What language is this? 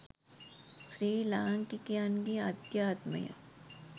Sinhala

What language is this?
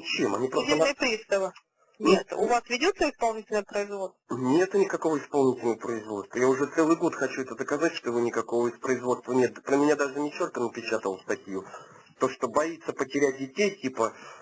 Russian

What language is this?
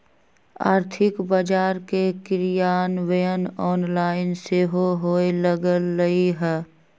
Magahi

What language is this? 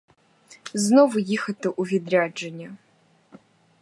Ukrainian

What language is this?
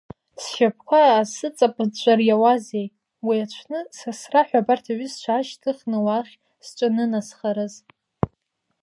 Abkhazian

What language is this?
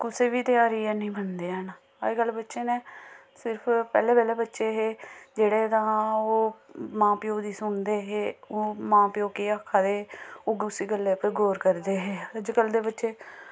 Dogri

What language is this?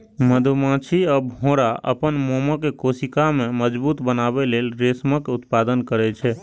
Maithili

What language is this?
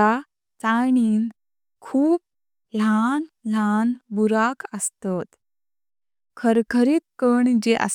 Konkani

